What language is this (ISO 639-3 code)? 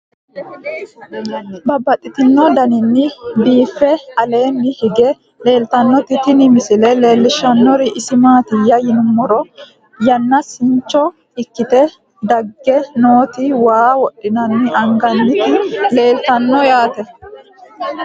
sid